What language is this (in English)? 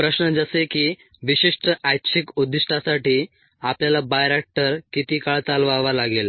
Marathi